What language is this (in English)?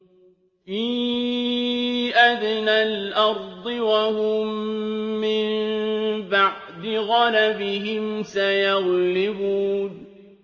Arabic